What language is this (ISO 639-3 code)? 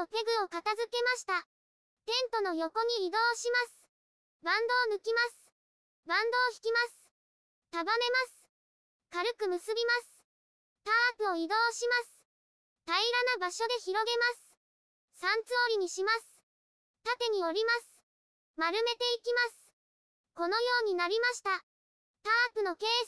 jpn